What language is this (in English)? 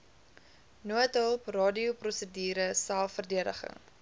Afrikaans